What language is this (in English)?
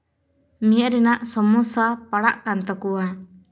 Santali